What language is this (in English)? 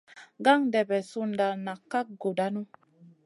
Masana